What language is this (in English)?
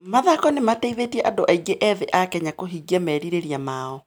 Kikuyu